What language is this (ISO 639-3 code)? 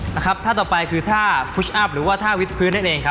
tha